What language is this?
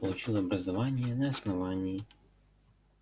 Russian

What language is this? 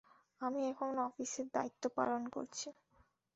Bangla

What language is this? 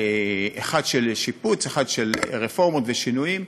Hebrew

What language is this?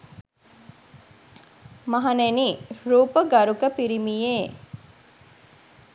Sinhala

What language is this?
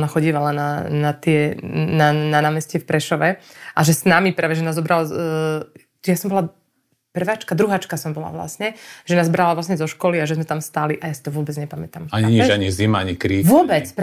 Slovak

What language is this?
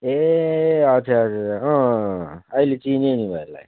Nepali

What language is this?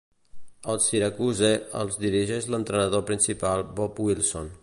Catalan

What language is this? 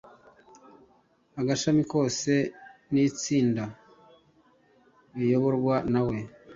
Kinyarwanda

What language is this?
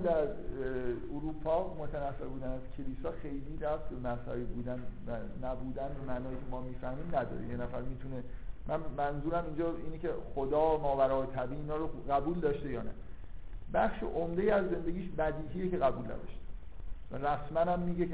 Persian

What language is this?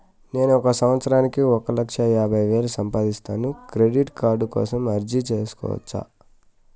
Telugu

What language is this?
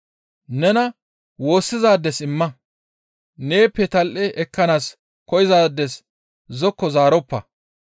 Gamo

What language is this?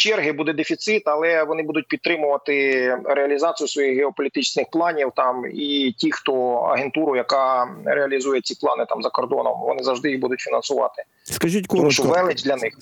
Ukrainian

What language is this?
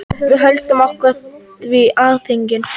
Icelandic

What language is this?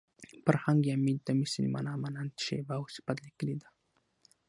Pashto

